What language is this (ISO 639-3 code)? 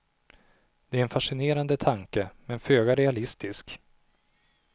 swe